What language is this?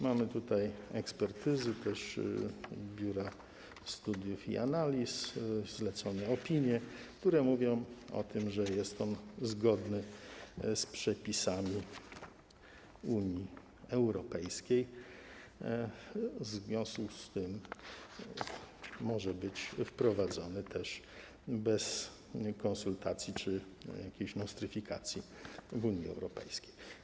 Polish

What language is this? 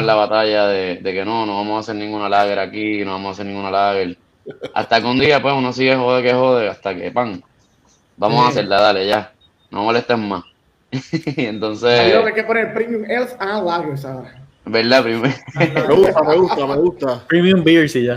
Spanish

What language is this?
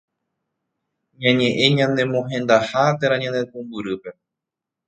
Guarani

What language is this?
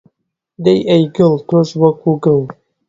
Central Kurdish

